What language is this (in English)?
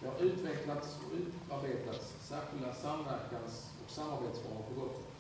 Swedish